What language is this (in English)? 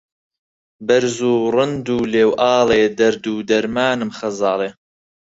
Central Kurdish